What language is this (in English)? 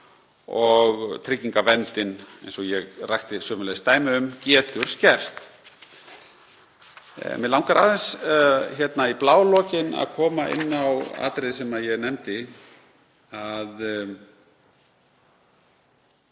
Icelandic